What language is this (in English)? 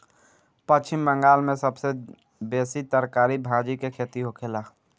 Bhojpuri